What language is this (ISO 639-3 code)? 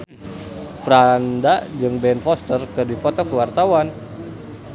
sun